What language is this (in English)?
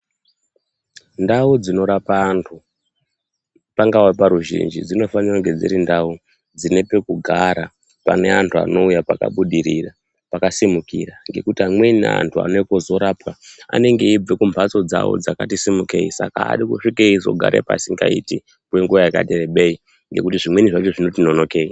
Ndau